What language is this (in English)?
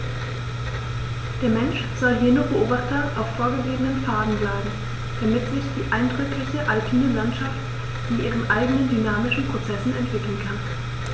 German